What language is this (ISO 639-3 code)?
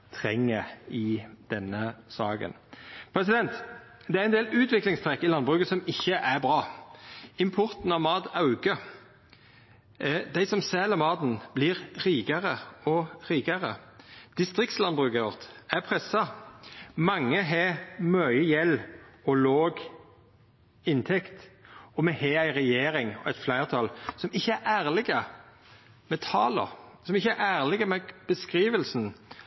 nno